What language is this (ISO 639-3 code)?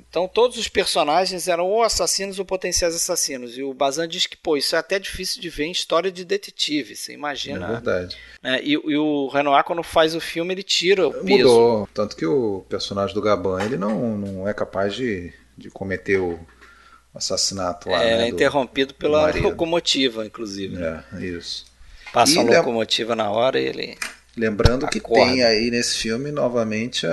por